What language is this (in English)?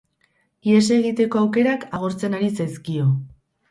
Basque